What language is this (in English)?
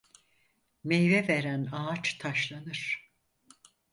Turkish